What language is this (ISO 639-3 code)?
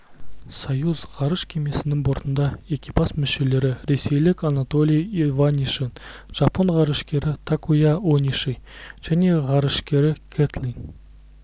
kaz